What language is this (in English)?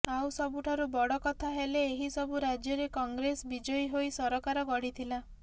Odia